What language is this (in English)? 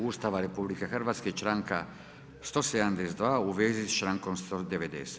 Croatian